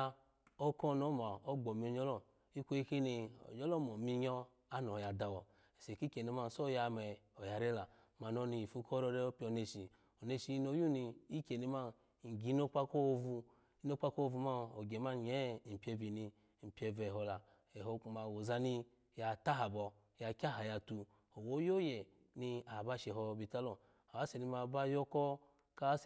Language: Alago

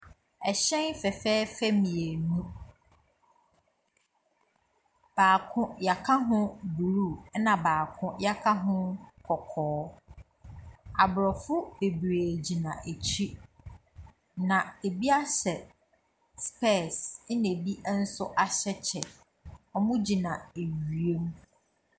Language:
Akan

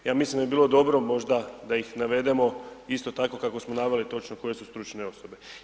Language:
Croatian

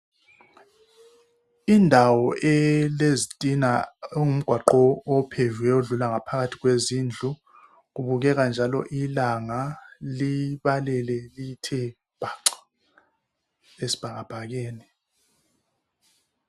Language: North Ndebele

